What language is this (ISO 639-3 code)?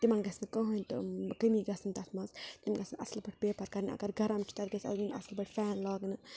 kas